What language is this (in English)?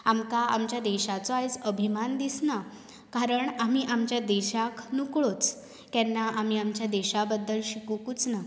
Konkani